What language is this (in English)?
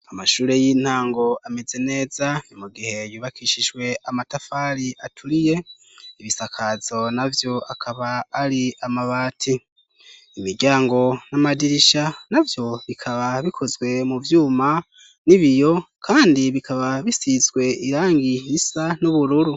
Rundi